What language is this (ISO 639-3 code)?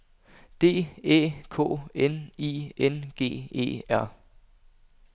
dan